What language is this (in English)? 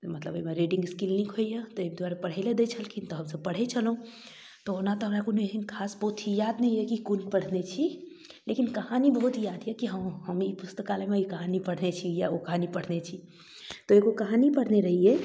Maithili